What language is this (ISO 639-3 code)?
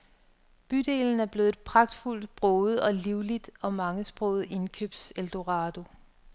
dan